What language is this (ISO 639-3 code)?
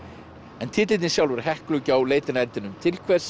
isl